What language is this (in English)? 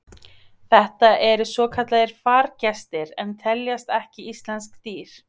Icelandic